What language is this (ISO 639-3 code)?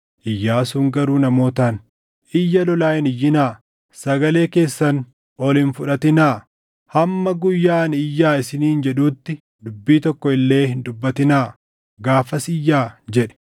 orm